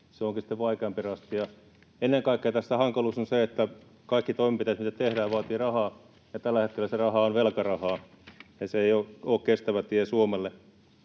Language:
Finnish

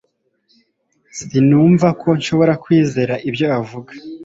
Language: Kinyarwanda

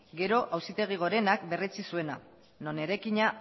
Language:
Basque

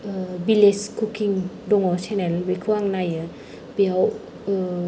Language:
Bodo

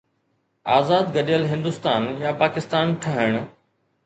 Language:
Sindhi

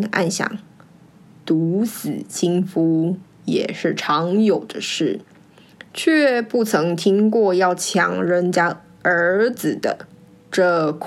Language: Chinese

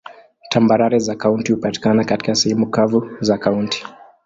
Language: Swahili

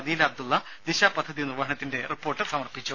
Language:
Malayalam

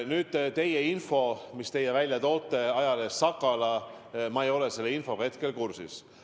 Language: Estonian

